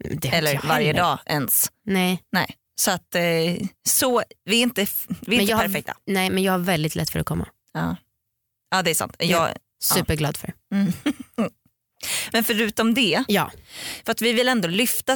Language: Swedish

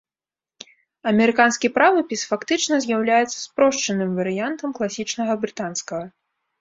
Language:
Belarusian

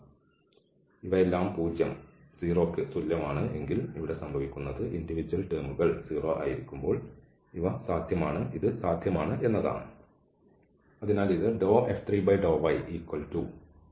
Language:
Malayalam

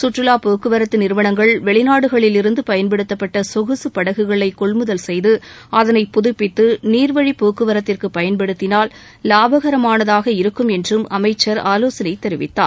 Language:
Tamil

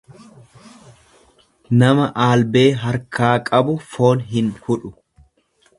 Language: Oromo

